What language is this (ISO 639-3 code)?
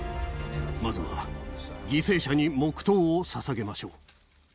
jpn